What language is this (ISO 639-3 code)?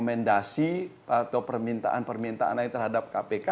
ind